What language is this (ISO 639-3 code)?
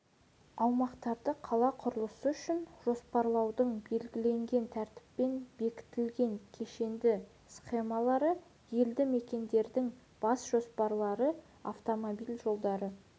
kaz